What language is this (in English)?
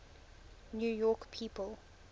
English